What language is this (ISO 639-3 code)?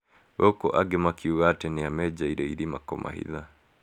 kik